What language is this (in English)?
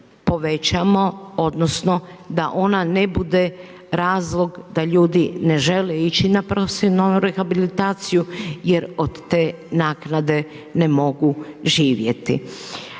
Croatian